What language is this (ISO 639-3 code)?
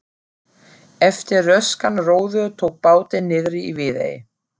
isl